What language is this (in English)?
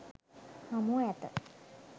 Sinhala